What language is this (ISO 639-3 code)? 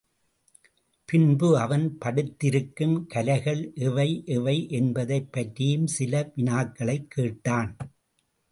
tam